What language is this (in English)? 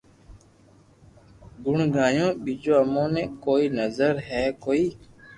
Loarki